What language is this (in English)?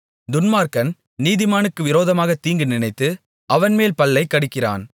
Tamil